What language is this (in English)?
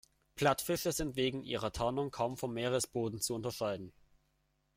German